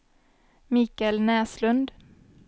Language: Swedish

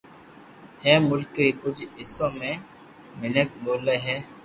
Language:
Loarki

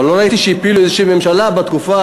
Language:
Hebrew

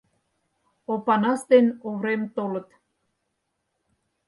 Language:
Mari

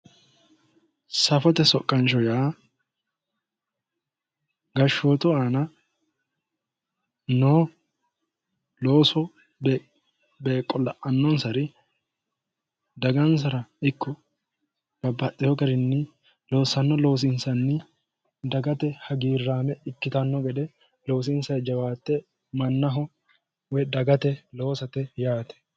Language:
Sidamo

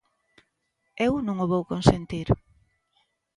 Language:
Galician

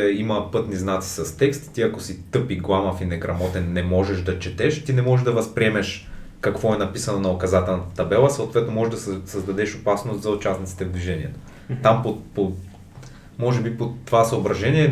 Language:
Bulgarian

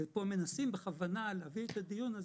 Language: Hebrew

